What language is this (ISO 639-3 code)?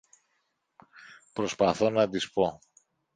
ell